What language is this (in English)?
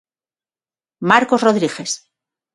Galician